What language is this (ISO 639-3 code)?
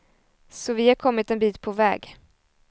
swe